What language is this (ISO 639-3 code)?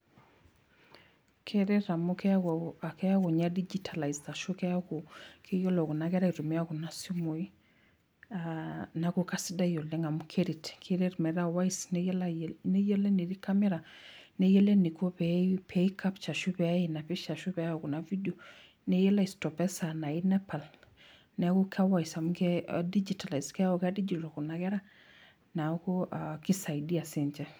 mas